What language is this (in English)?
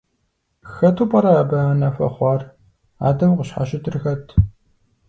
Kabardian